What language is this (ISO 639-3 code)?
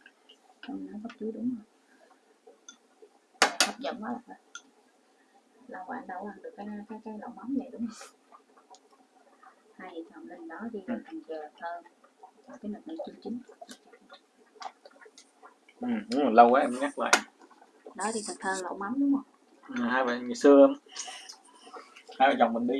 vie